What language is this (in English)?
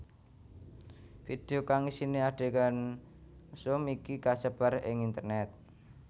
Javanese